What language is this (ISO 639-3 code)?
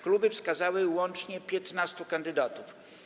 pol